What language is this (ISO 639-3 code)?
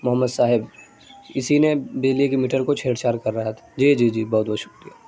urd